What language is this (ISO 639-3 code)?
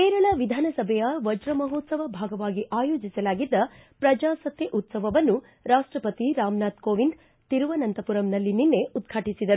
kan